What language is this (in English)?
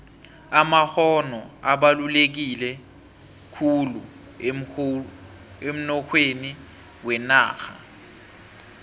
South Ndebele